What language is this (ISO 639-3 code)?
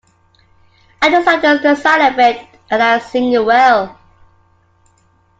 eng